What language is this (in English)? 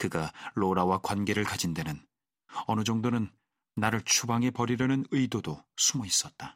Korean